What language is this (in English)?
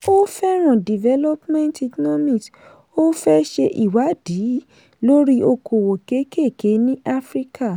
Yoruba